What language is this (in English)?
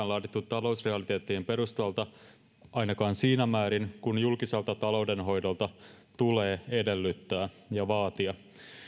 Finnish